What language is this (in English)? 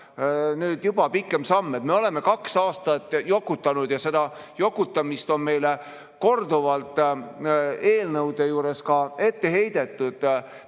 Estonian